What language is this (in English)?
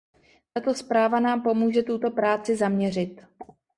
Czech